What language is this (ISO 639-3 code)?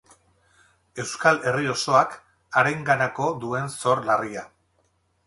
eus